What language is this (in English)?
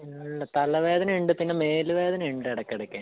Malayalam